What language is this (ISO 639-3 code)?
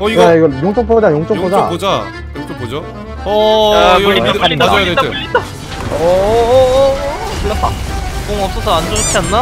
kor